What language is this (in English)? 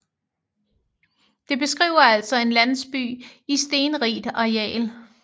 Danish